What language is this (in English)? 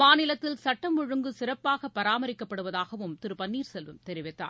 Tamil